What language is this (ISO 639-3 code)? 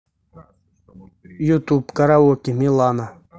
rus